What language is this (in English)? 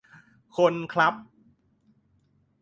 Thai